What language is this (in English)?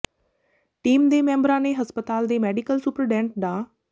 Punjabi